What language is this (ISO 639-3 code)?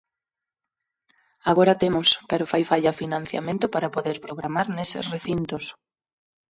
glg